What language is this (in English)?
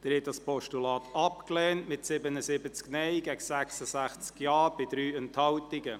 Swiss German